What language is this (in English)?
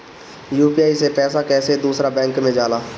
Bhojpuri